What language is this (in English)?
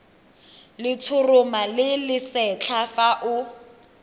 Tswana